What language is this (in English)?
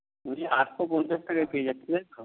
Bangla